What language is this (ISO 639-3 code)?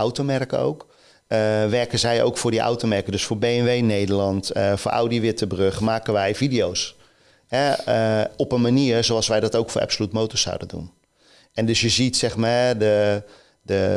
nld